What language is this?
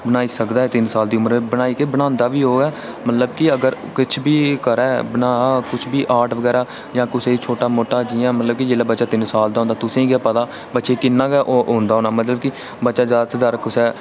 Dogri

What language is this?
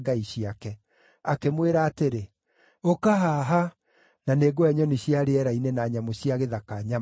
Kikuyu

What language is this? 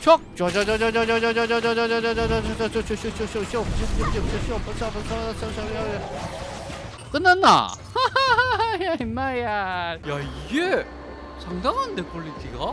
Korean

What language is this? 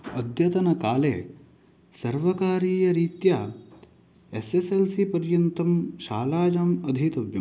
Sanskrit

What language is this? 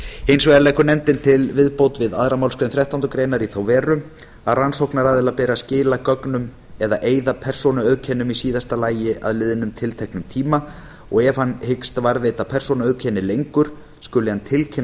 Icelandic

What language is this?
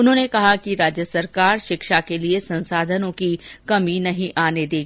Hindi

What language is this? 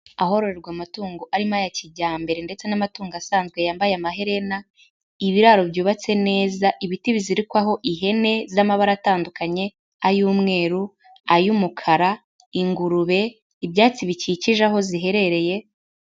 Kinyarwanda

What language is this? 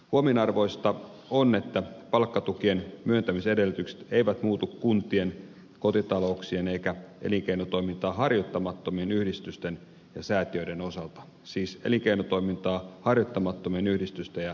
Finnish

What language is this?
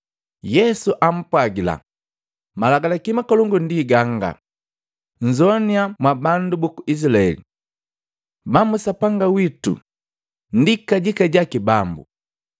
Matengo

